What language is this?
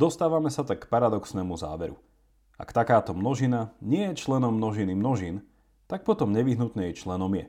Slovak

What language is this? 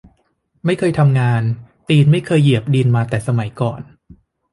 Thai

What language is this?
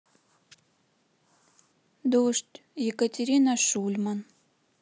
Russian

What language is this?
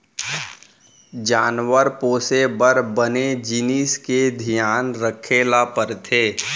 Chhattisgarhi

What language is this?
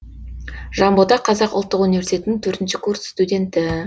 Kazakh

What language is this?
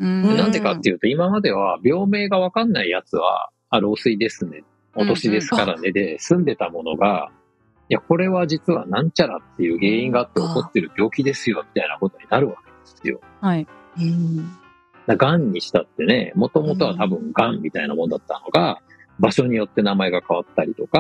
Japanese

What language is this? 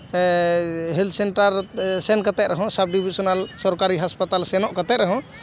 Santali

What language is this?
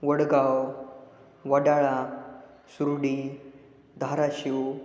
Marathi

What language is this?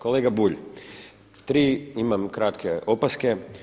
Croatian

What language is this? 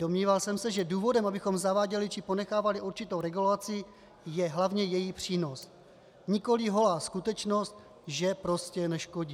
Czech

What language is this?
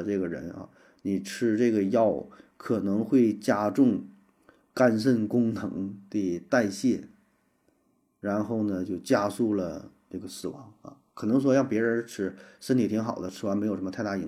Chinese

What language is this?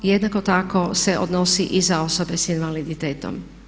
Croatian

